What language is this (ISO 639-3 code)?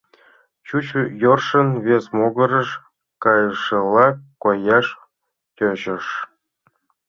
chm